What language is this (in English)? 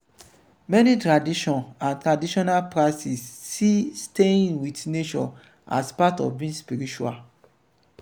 Nigerian Pidgin